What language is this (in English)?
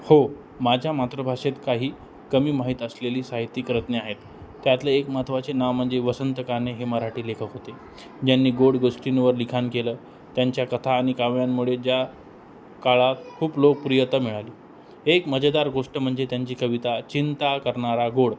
Marathi